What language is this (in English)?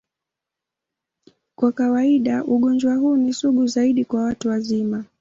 Swahili